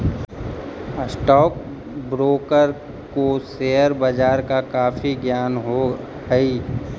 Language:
Magahi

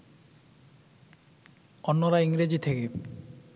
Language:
Bangla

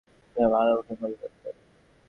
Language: Bangla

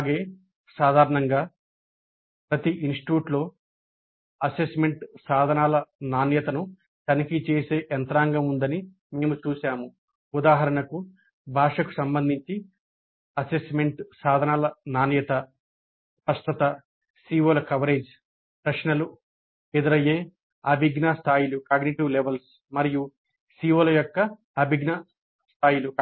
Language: Telugu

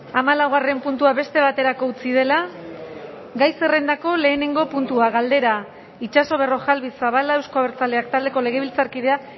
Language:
Basque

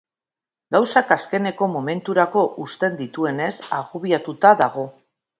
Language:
Basque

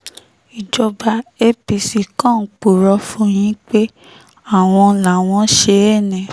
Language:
Yoruba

